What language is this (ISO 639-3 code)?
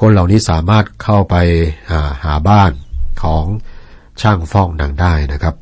tha